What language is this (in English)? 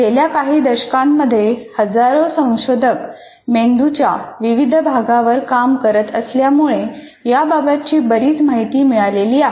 Marathi